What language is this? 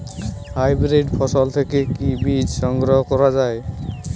Bangla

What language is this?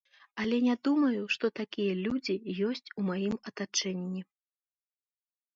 Belarusian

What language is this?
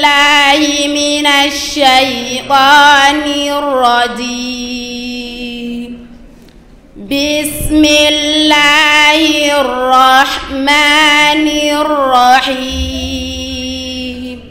Arabic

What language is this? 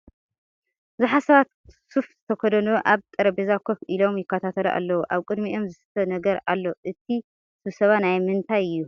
Tigrinya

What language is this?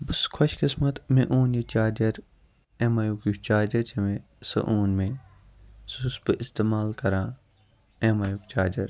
Kashmiri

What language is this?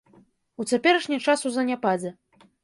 Belarusian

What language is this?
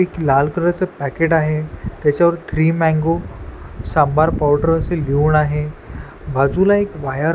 Marathi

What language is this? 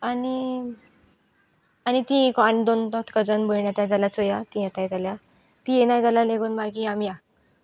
Konkani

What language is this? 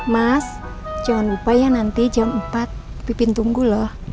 Indonesian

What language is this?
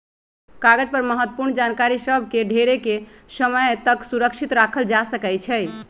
Magahi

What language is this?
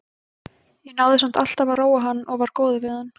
Icelandic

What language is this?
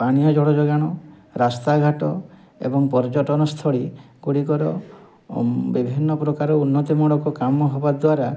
Odia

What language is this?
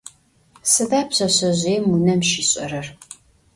Adyghe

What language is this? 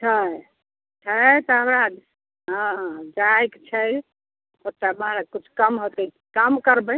Maithili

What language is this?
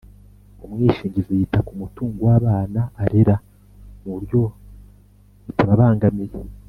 Kinyarwanda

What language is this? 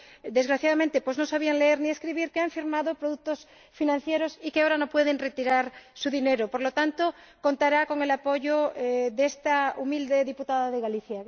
Spanish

